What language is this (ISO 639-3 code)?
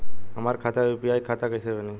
bho